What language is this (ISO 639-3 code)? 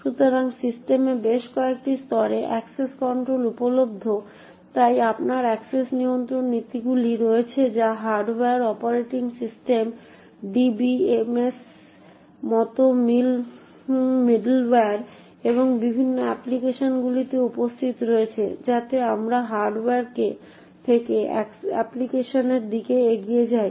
ben